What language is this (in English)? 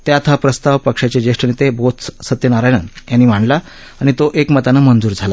Marathi